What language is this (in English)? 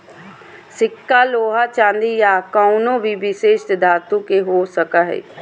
Magahi